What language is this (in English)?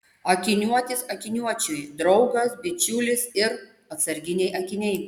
Lithuanian